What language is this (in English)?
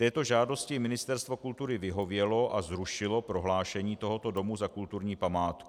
Czech